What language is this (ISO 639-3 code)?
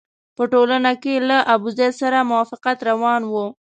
pus